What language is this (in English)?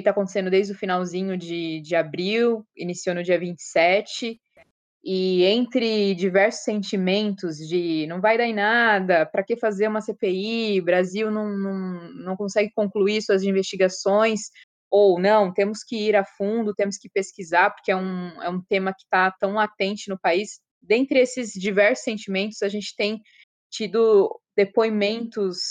Portuguese